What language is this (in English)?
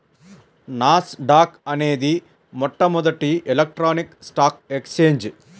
Telugu